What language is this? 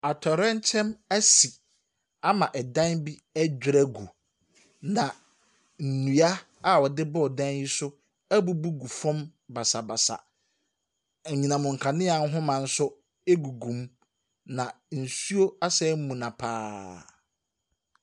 Akan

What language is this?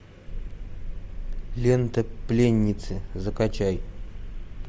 Russian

